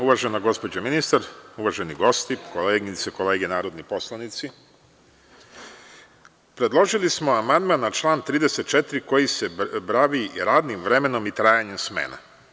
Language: Serbian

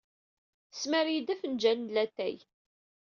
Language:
Kabyle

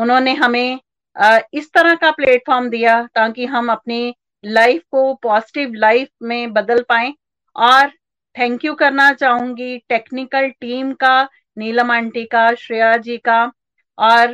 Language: Hindi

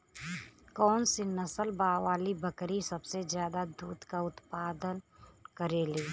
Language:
Bhojpuri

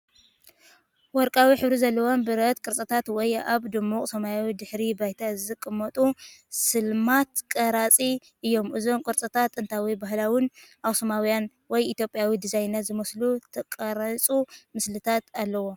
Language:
Tigrinya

